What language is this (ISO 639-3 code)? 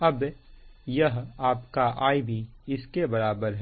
hin